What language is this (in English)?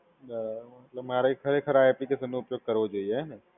Gujarati